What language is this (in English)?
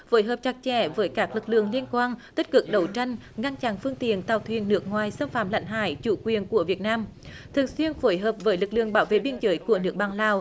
Vietnamese